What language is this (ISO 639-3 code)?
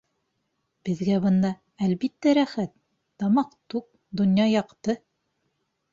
bak